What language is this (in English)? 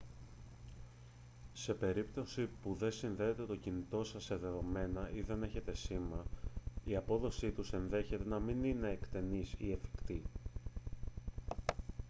Greek